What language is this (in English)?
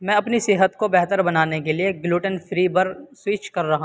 Urdu